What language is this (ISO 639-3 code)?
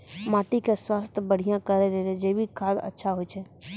mai